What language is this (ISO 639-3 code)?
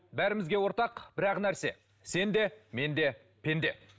kaz